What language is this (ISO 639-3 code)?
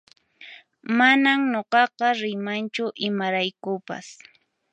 qxp